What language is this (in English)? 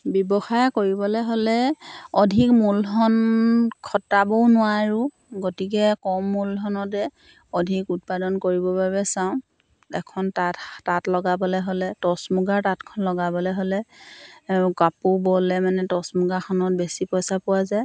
Assamese